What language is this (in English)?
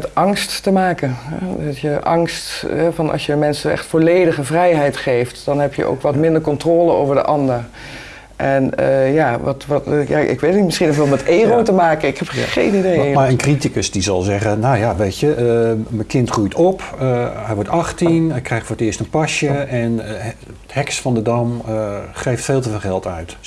Dutch